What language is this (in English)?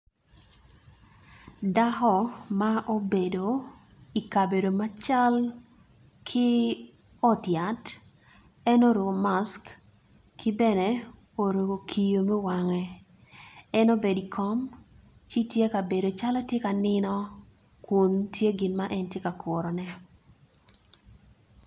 Acoli